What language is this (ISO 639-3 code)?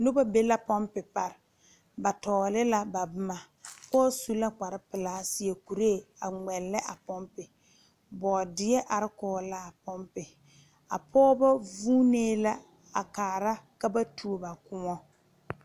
dga